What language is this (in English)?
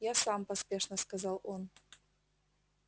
Russian